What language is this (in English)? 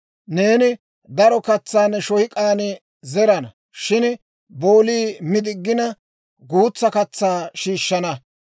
Dawro